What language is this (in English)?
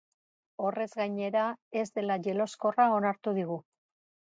Basque